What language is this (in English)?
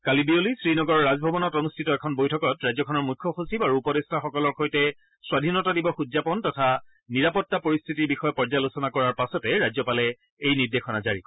Assamese